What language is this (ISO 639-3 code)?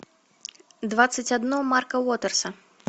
rus